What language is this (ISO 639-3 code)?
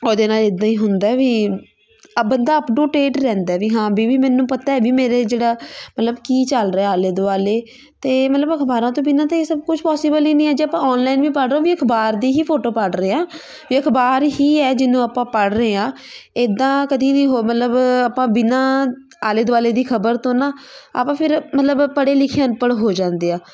pan